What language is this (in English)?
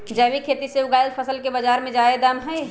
Magahi